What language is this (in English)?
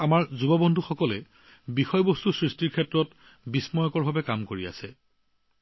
Assamese